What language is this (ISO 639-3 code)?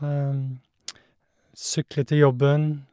nor